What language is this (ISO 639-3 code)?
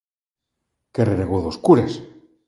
glg